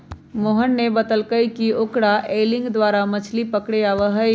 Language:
Magahi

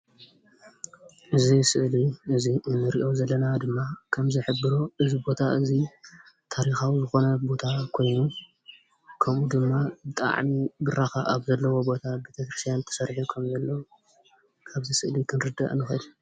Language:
Tigrinya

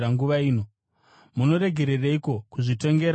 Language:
Shona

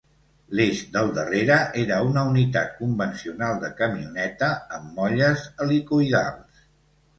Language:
Catalan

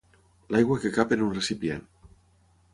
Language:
Catalan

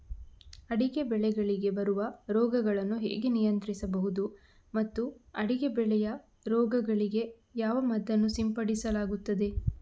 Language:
Kannada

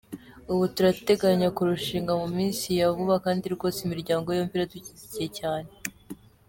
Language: Kinyarwanda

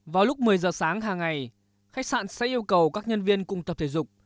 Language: Vietnamese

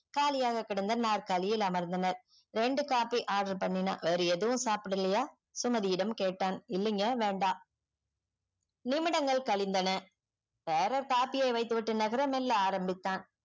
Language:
Tamil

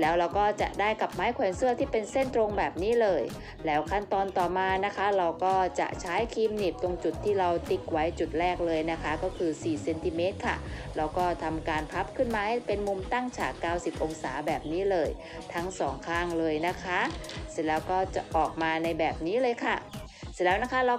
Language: Thai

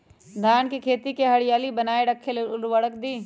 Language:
Magahi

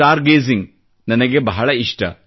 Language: Kannada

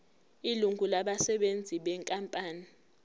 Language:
Zulu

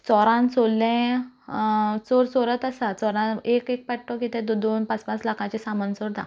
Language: Konkani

